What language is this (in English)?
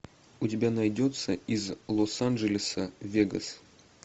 Russian